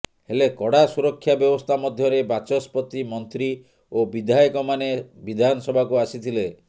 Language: Odia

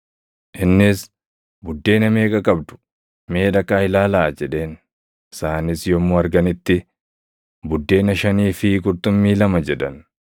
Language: Oromo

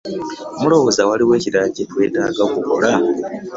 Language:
Ganda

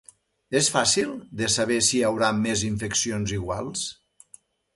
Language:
Catalan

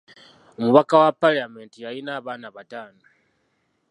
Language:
Ganda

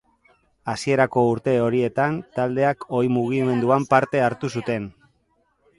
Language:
Basque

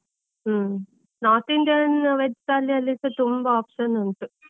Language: Kannada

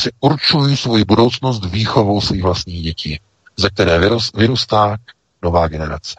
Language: Czech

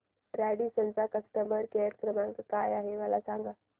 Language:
Marathi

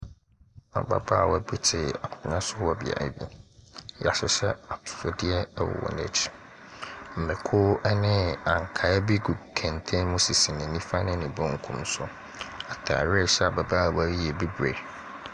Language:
Akan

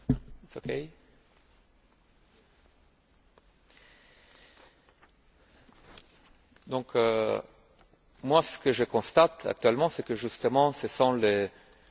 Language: French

